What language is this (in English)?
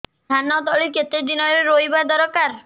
Odia